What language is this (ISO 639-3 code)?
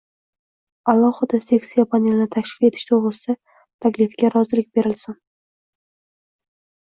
uzb